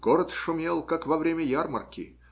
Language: Russian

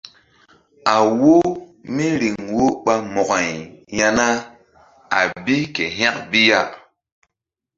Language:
Mbum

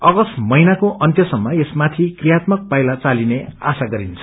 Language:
Nepali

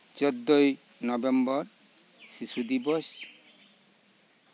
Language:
Santali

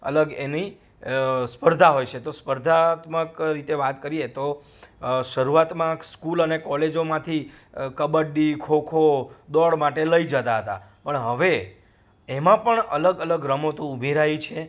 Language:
Gujarati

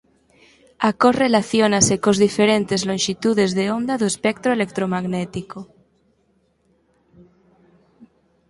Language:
Galician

